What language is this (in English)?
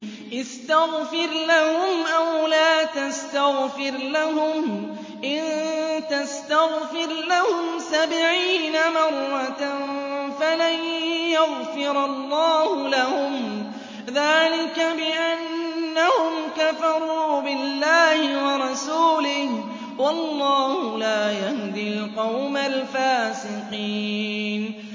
Arabic